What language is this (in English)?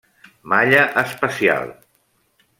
Catalan